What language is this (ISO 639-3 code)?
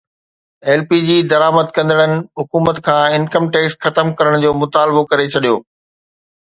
snd